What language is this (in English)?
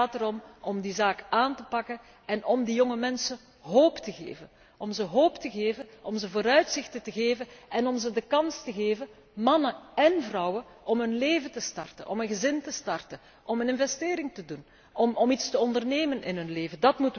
Dutch